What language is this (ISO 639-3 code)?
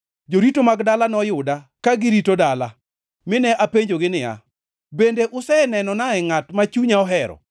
luo